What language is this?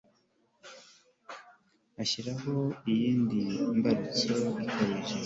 Kinyarwanda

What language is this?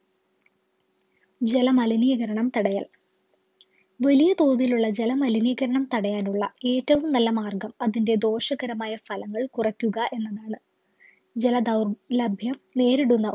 Malayalam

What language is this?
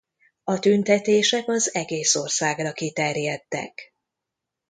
Hungarian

